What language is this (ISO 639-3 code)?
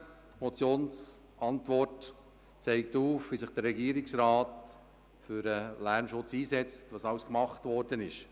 gsw